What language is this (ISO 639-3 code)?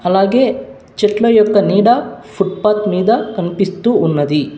tel